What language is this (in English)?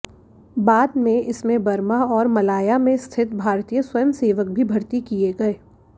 Hindi